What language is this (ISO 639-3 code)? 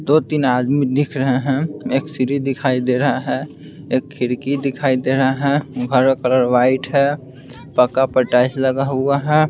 hin